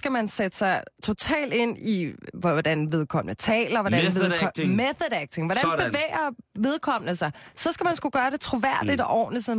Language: Danish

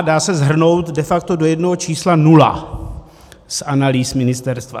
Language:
Czech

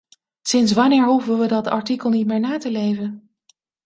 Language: Dutch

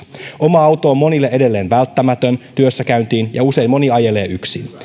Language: Finnish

